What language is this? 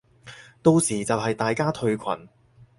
Cantonese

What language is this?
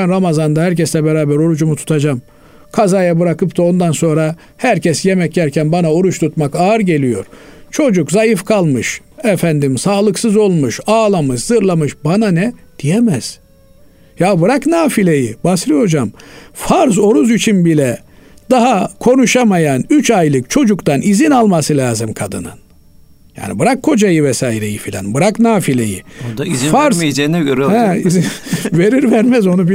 Turkish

